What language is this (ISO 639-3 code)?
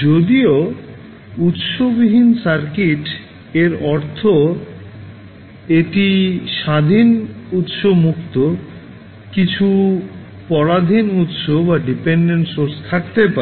ben